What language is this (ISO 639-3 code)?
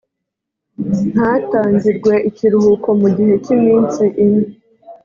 kin